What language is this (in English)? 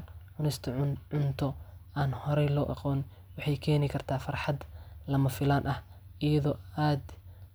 Somali